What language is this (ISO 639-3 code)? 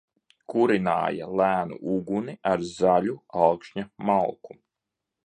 lav